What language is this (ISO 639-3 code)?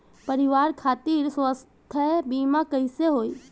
bho